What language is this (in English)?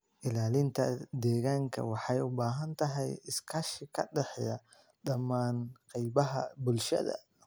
Somali